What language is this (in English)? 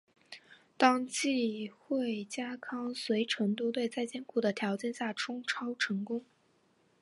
Chinese